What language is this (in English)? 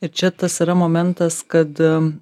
Lithuanian